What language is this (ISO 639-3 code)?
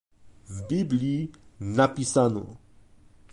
pol